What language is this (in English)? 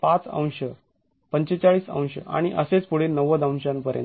Marathi